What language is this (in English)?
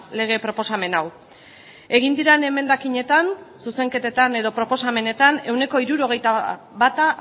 Basque